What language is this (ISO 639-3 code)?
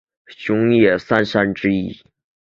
zho